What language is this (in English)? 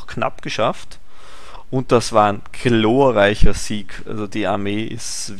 German